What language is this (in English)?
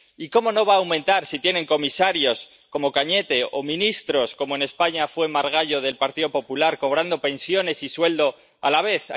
Spanish